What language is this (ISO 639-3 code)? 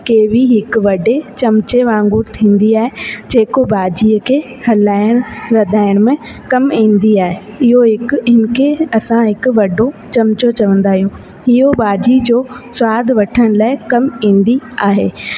snd